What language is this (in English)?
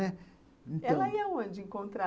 Portuguese